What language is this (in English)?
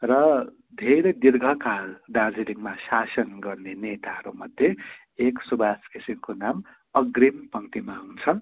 Nepali